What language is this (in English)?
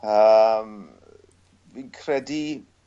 Welsh